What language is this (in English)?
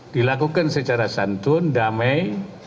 Indonesian